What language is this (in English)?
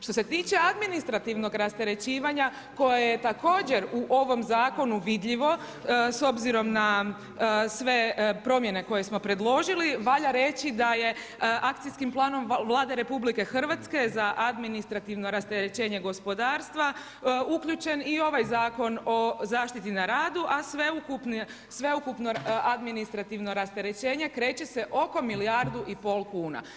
Croatian